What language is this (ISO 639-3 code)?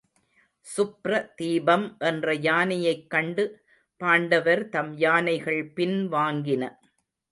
tam